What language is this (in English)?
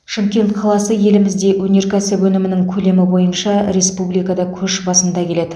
Kazakh